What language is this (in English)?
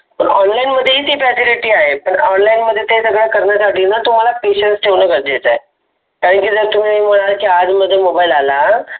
Marathi